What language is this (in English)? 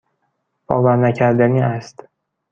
Persian